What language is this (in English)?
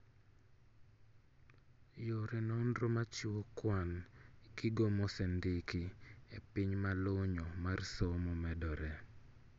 Luo (Kenya and Tanzania)